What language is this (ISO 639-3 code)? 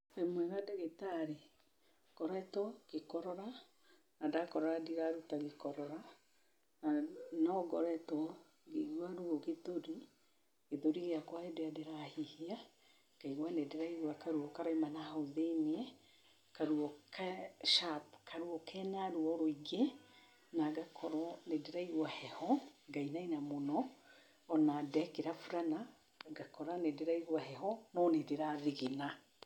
kik